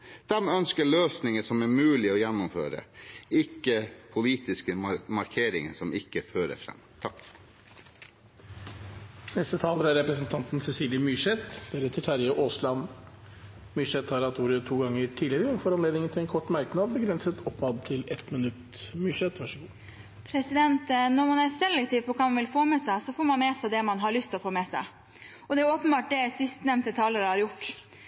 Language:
Norwegian Bokmål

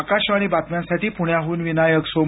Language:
Marathi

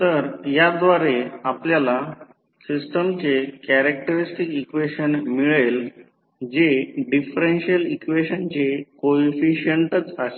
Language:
Marathi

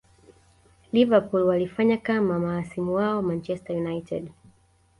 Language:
Swahili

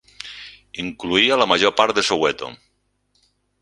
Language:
Catalan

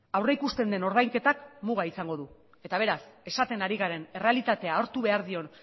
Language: Basque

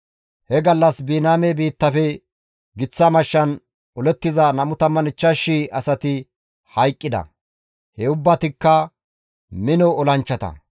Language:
Gamo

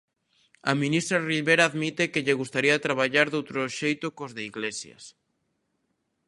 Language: Galician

